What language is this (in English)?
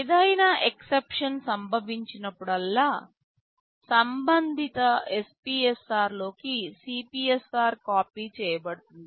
Telugu